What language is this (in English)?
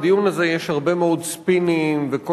Hebrew